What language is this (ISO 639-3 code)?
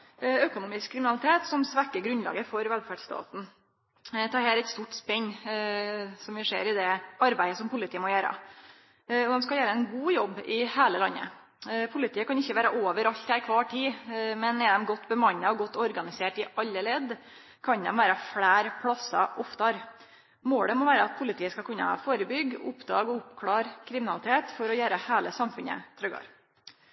nno